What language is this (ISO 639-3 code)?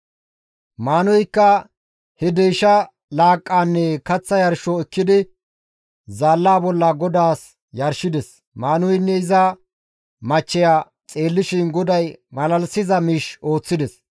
gmv